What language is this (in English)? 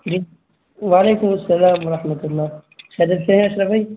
Urdu